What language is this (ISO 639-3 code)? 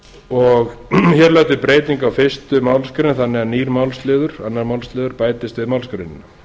isl